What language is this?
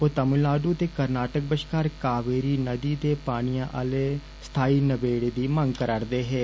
Dogri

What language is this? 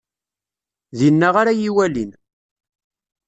Kabyle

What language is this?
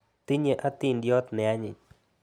Kalenjin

